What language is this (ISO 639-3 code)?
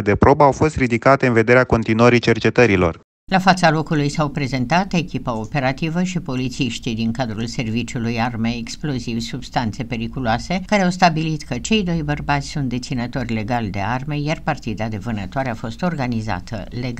ron